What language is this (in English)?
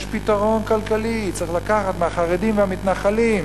Hebrew